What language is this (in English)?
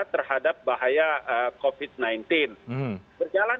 Indonesian